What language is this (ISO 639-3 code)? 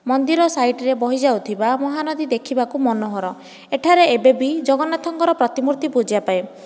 ori